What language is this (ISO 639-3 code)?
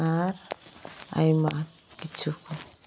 sat